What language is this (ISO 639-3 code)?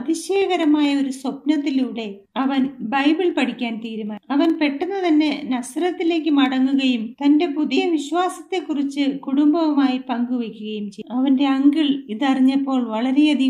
mal